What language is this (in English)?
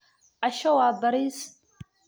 Somali